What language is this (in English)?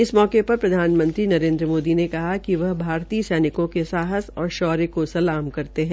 Hindi